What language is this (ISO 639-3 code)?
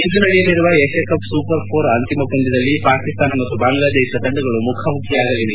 kan